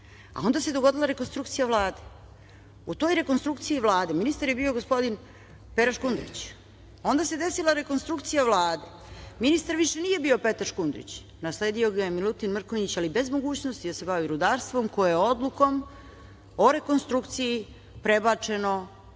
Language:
Serbian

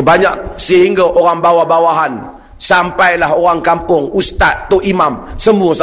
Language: Malay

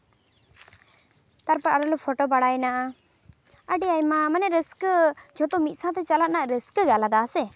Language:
Santali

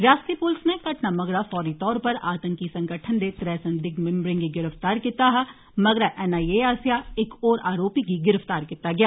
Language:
Dogri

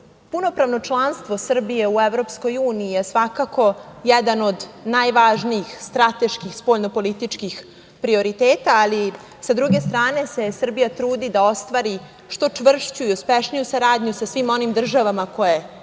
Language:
Serbian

